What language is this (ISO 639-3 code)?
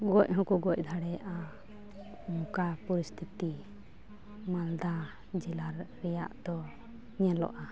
sat